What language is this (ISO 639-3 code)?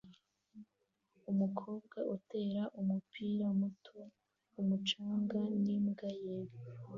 kin